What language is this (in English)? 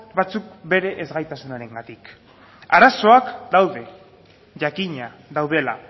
Basque